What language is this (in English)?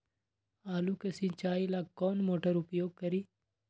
Magahi